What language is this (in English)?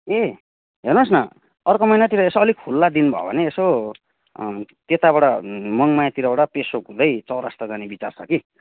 Nepali